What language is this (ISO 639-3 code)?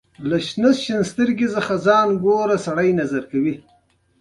pus